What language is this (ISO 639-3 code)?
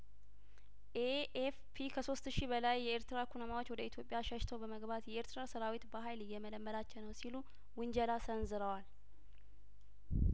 amh